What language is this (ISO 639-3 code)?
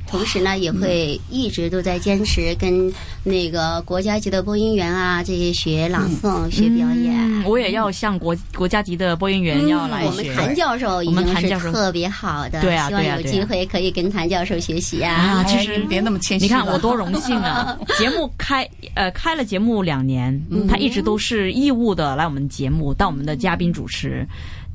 zho